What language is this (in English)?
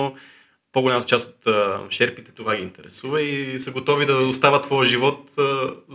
Bulgarian